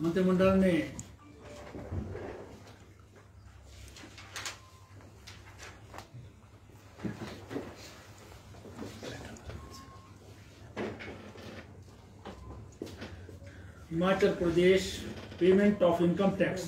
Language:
Hindi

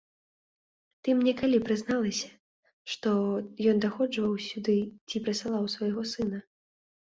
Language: Belarusian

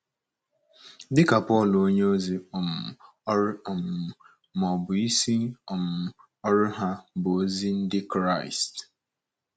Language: Igbo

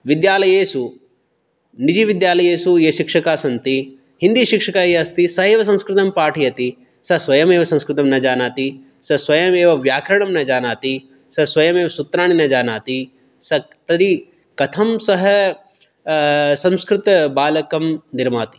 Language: Sanskrit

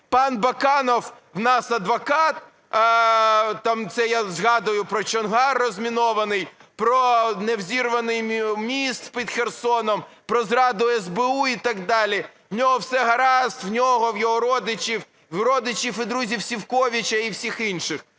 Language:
Ukrainian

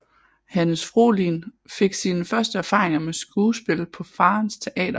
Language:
Danish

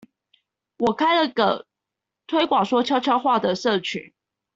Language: Chinese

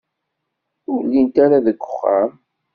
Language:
Kabyle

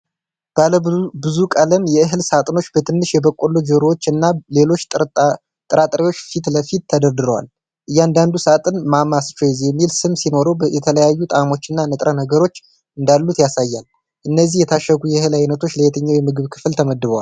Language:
Amharic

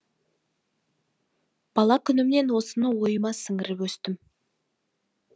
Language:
Kazakh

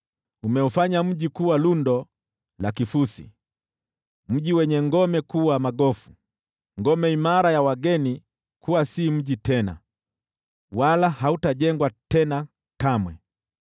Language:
Swahili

